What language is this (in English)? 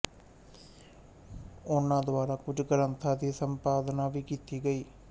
Punjabi